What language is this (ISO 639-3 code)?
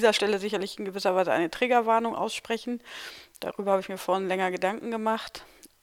deu